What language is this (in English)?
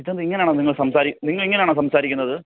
Malayalam